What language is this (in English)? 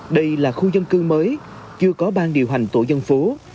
Vietnamese